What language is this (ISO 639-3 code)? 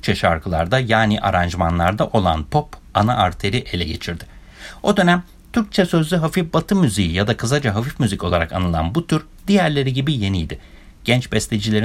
tur